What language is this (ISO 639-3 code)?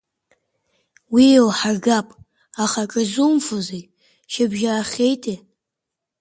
abk